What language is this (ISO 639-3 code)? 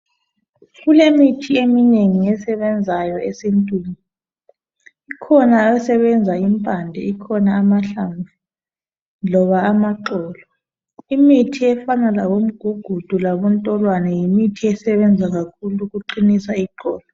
nde